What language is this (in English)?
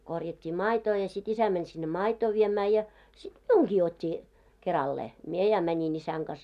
Finnish